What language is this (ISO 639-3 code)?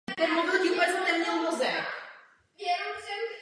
ces